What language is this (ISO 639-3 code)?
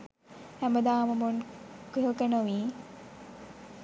sin